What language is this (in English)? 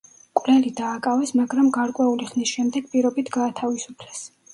Georgian